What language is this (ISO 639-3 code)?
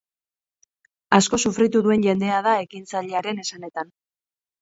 eus